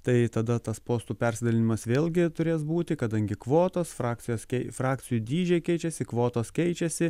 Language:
Lithuanian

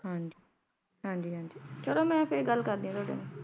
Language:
Punjabi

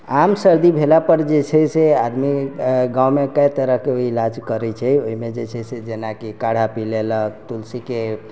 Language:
Maithili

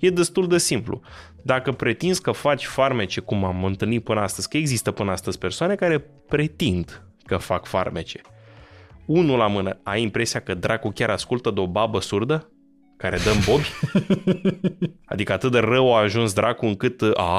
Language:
Romanian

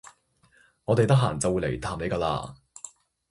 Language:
Cantonese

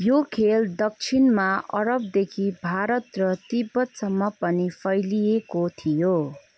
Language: Nepali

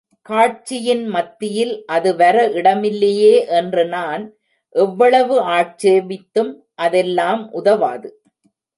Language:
Tamil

